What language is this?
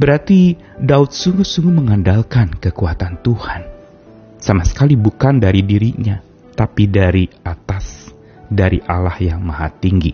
Indonesian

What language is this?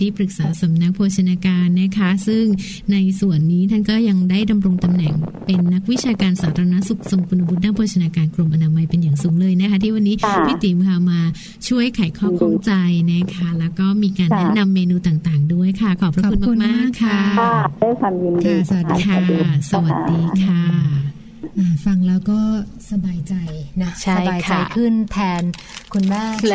Thai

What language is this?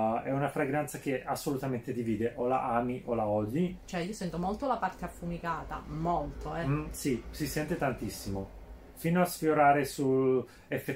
Italian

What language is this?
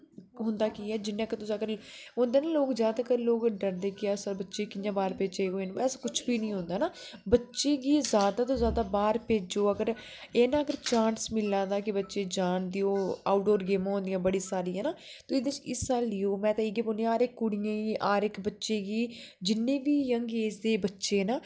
Dogri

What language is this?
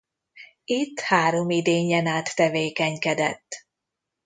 Hungarian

